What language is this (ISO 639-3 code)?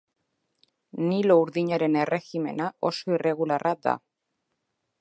eus